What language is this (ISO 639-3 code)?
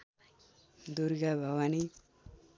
nep